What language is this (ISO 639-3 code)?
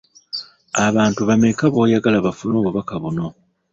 lug